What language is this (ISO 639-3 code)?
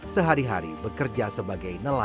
ind